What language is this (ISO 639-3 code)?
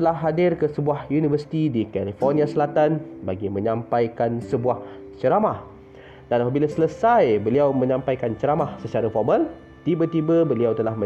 msa